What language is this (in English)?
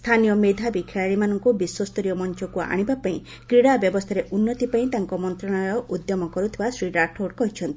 Odia